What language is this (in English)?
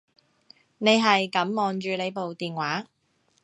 Cantonese